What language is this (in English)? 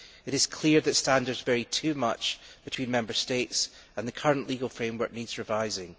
English